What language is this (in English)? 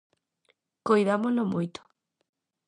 Galician